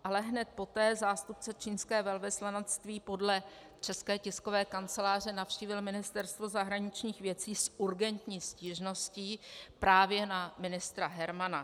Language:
Czech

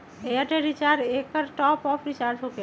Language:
Magahi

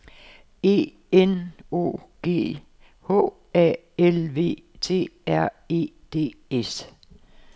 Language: Danish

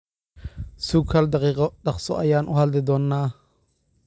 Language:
Somali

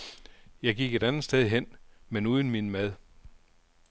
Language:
Danish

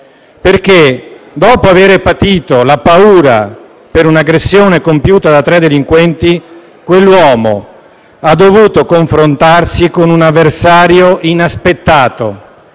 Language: Italian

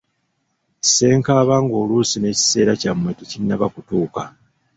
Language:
Ganda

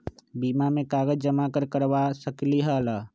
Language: Magahi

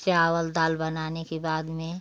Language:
Hindi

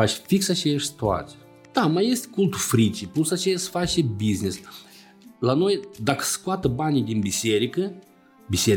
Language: Romanian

